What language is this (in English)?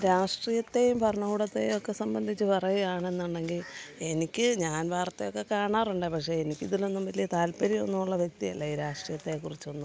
Malayalam